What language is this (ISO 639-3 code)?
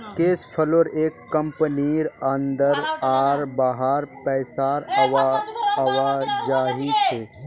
mag